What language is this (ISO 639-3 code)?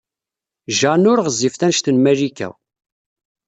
kab